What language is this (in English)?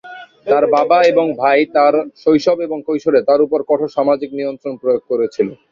Bangla